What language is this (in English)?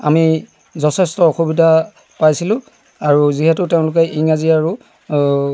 Assamese